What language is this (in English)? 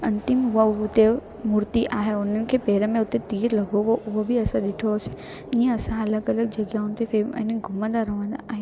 Sindhi